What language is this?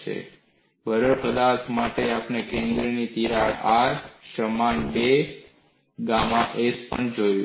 Gujarati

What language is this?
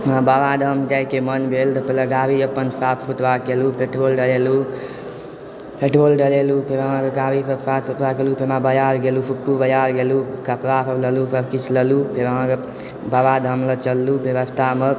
Maithili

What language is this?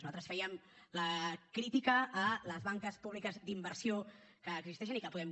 Catalan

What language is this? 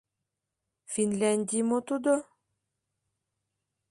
Mari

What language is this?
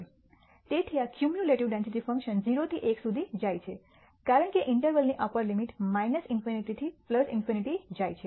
Gujarati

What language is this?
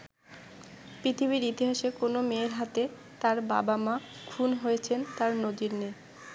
Bangla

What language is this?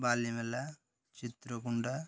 Odia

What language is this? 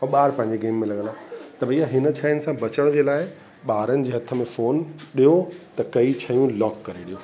Sindhi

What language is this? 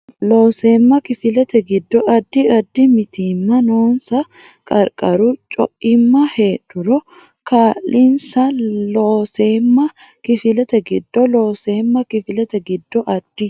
Sidamo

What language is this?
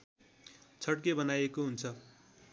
Nepali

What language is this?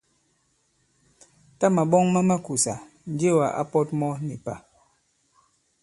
Bankon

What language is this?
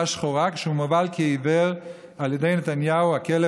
Hebrew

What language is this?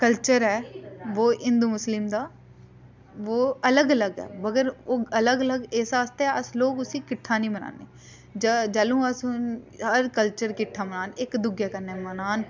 Dogri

